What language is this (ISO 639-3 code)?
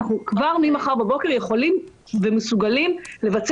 heb